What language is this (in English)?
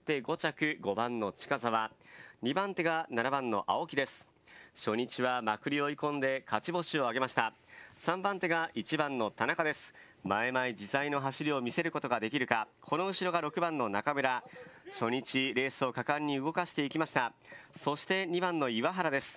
Japanese